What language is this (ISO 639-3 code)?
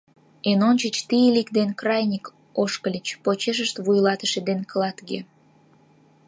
chm